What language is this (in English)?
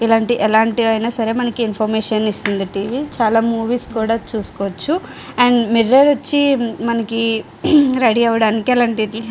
Telugu